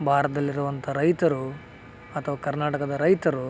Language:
Kannada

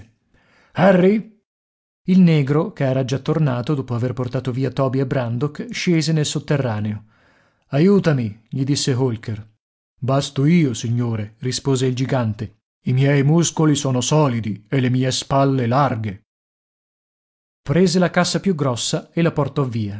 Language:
Italian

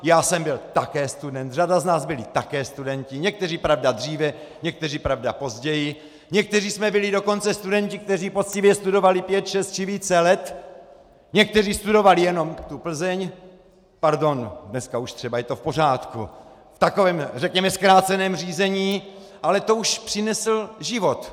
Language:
Czech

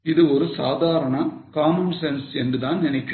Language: Tamil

